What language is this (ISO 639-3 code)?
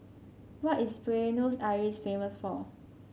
eng